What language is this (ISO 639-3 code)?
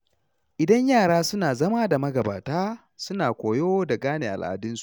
hau